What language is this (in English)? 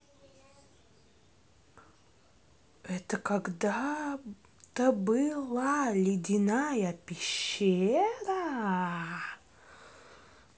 Russian